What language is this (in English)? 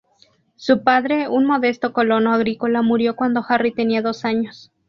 Spanish